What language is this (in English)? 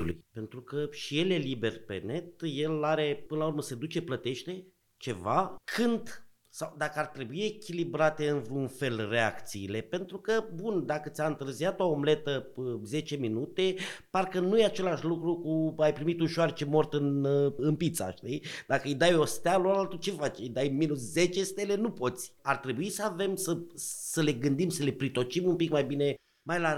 Romanian